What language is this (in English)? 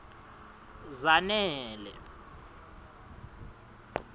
Swati